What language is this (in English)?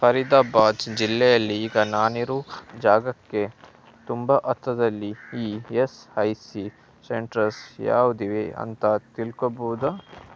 Kannada